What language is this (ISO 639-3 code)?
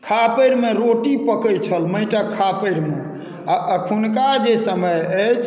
mai